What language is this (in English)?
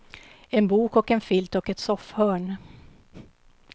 Swedish